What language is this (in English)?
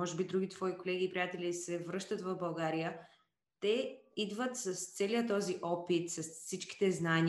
Bulgarian